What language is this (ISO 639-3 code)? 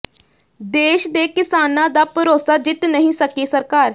pan